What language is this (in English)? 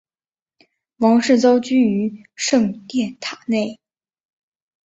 Chinese